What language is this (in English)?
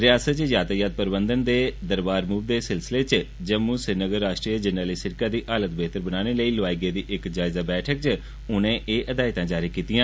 Dogri